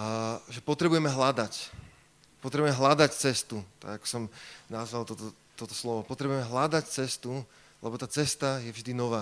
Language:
Slovak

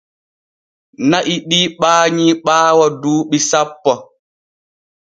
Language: Borgu Fulfulde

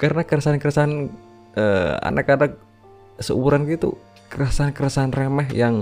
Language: Indonesian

